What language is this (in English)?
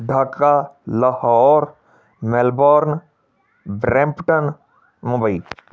Punjabi